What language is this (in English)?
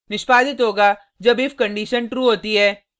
Hindi